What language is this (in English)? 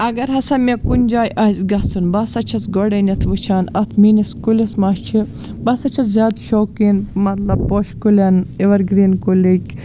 Kashmiri